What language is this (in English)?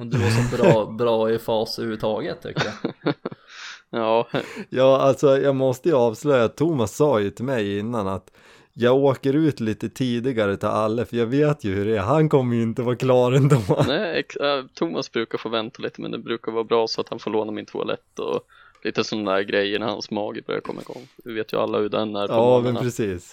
Swedish